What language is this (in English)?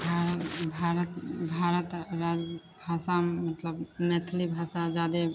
Maithili